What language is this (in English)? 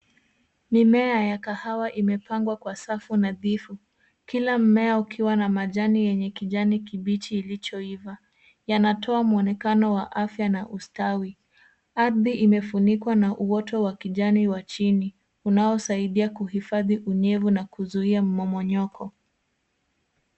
Swahili